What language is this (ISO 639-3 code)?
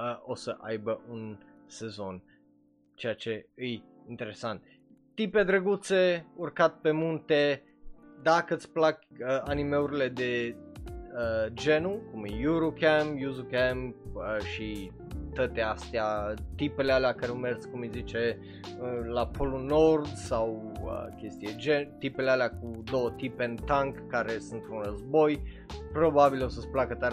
ron